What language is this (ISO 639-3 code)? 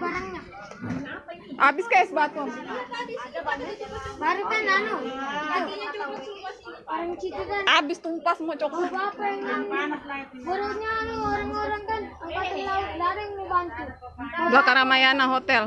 ind